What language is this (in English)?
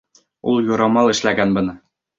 Bashkir